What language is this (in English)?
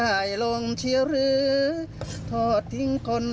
Thai